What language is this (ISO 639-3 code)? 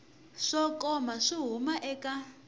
tso